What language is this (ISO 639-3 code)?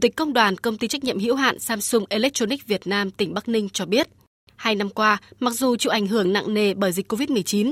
vie